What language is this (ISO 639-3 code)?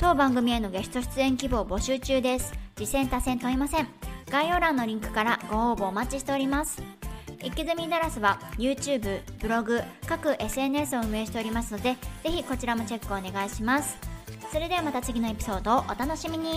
jpn